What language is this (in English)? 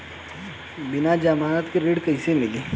Bhojpuri